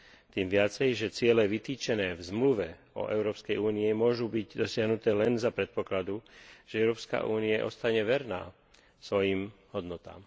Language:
Slovak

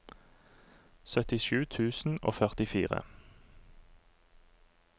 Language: Norwegian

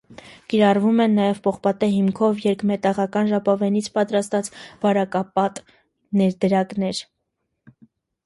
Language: Armenian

